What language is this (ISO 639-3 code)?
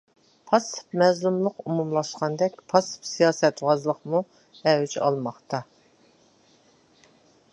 uig